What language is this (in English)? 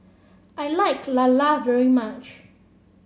English